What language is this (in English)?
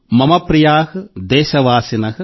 Telugu